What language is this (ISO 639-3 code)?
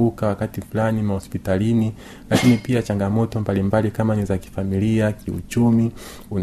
swa